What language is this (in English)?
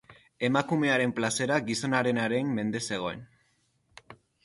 Basque